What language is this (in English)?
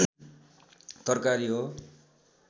Nepali